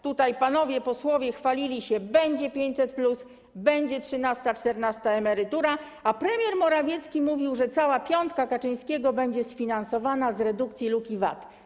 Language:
Polish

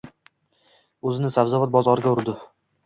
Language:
Uzbek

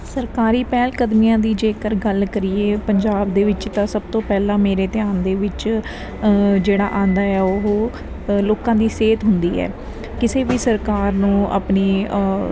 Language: Punjabi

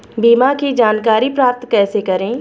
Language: Hindi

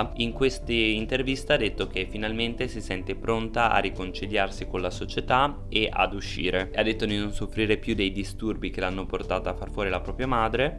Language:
Italian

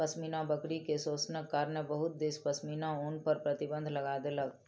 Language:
Maithili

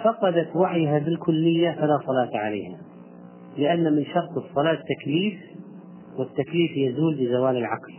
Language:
Arabic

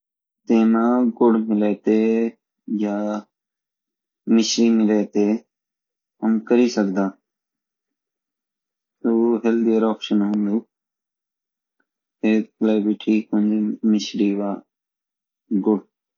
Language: Garhwali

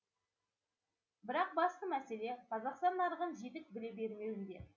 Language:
Kazakh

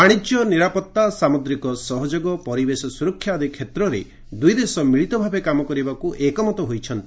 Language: Odia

